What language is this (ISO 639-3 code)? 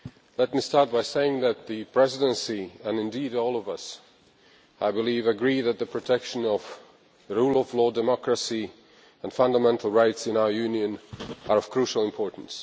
eng